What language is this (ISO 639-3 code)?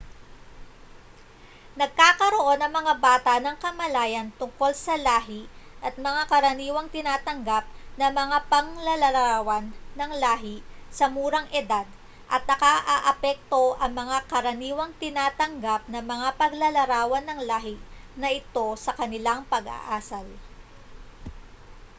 fil